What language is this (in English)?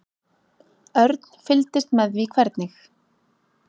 Icelandic